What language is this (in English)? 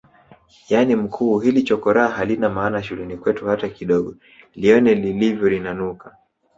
Swahili